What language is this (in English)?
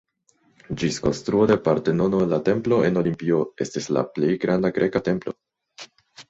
Esperanto